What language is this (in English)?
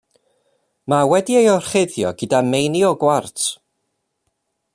Welsh